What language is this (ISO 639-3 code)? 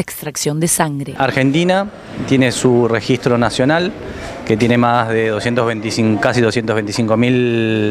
spa